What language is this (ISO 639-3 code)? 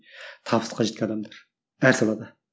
kaz